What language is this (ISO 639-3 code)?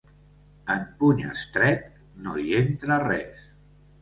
cat